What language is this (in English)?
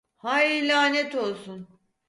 Turkish